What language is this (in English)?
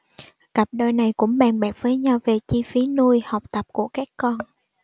Vietnamese